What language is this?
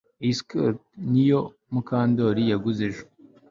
Kinyarwanda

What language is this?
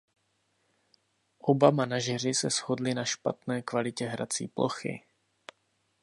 Czech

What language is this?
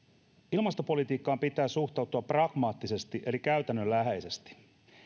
Finnish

